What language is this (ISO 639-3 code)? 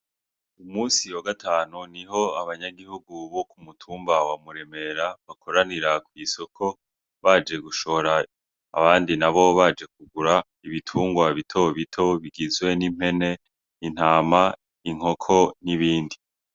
run